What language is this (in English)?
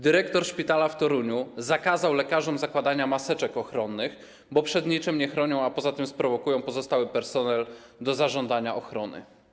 Polish